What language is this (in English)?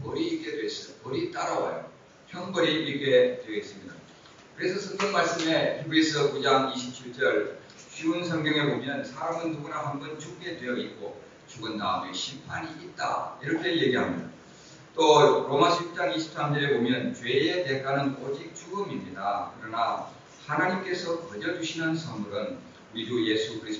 Korean